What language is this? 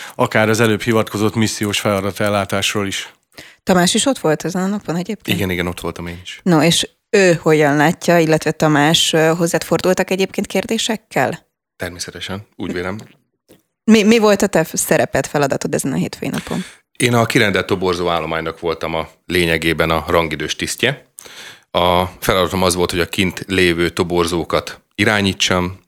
Hungarian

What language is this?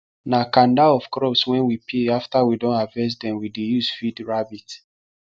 Nigerian Pidgin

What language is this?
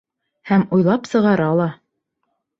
Bashkir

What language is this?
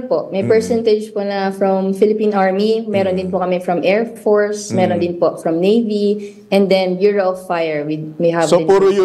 Filipino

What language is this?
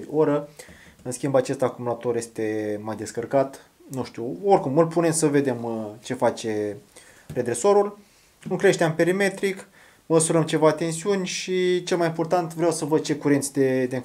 Romanian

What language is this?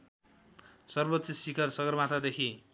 Nepali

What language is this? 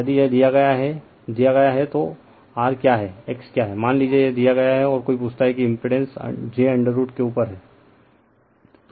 Hindi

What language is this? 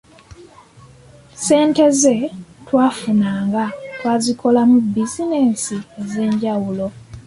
Ganda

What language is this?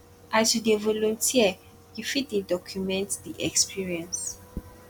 Nigerian Pidgin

